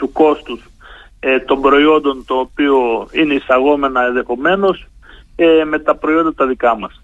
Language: Greek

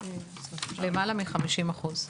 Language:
Hebrew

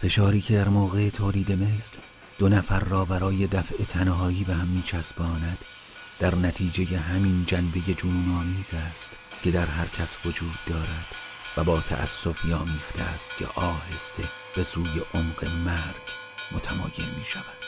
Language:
Persian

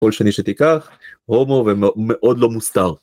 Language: Hebrew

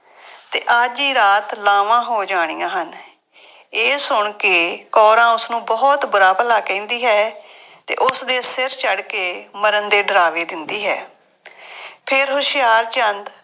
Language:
Punjabi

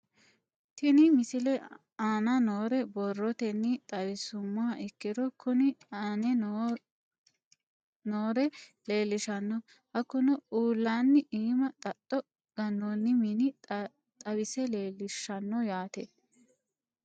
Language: Sidamo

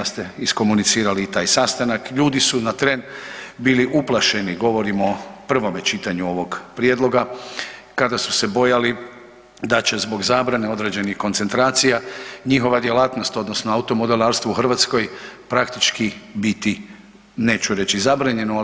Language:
Croatian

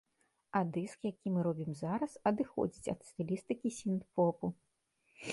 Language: Belarusian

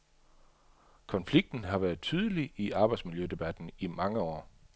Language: Danish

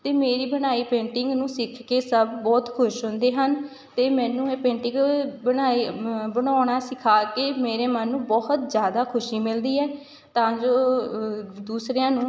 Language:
Punjabi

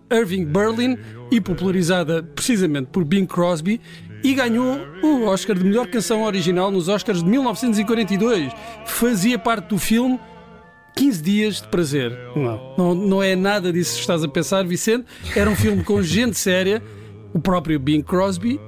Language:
Portuguese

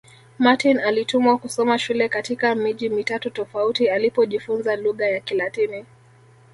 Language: Swahili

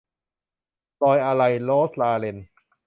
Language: Thai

